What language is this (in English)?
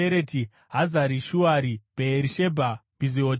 Shona